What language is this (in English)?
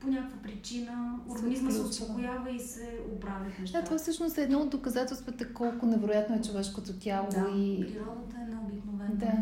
Bulgarian